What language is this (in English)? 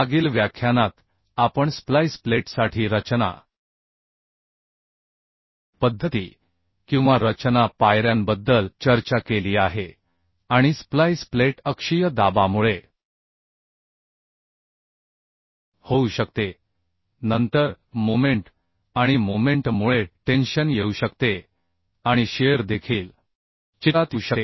Marathi